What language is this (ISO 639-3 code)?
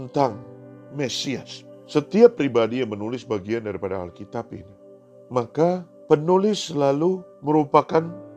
ind